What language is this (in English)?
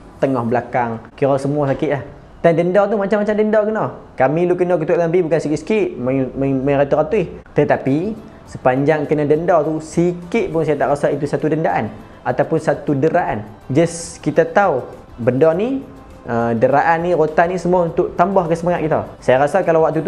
Malay